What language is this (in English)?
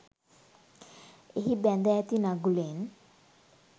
Sinhala